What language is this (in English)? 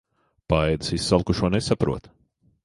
Latvian